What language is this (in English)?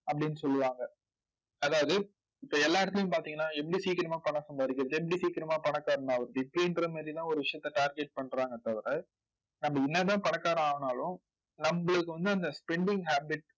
Tamil